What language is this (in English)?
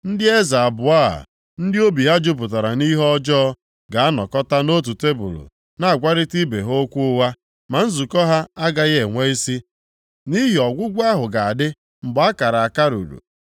Igbo